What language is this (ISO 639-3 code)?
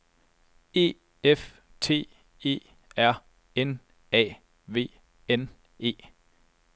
dan